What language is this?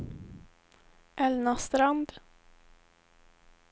Swedish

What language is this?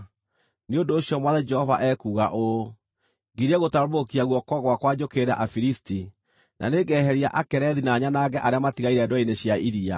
Kikuyu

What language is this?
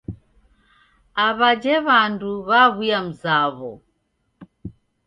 Taita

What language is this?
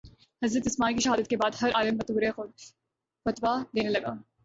Urdu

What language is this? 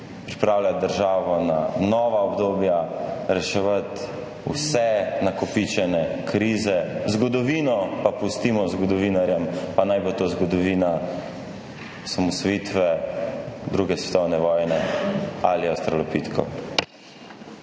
Slovenian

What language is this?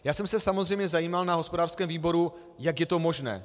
Czech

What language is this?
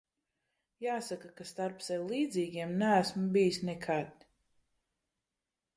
Latvian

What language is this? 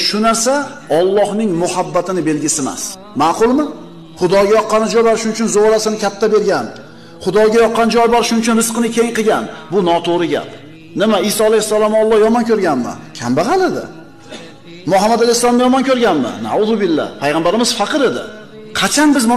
Turkish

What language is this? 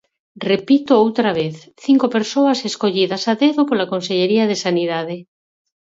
Galician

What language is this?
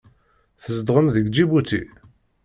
Kabyle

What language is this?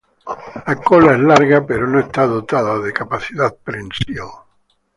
Spanish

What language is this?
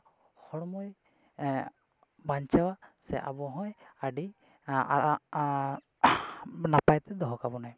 Santali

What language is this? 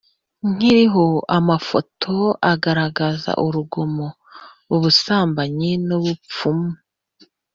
Kinyarwanda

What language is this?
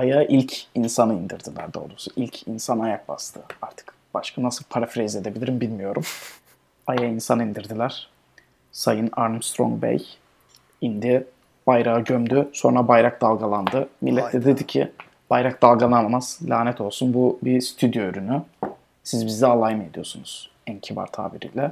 Turkish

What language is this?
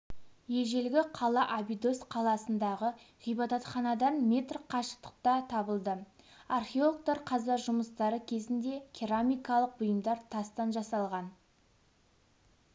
Kazakh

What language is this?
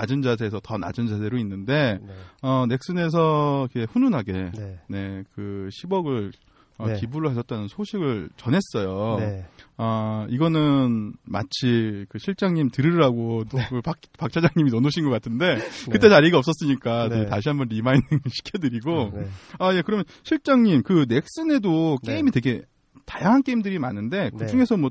Korean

